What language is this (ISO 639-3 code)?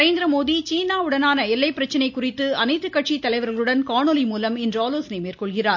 tam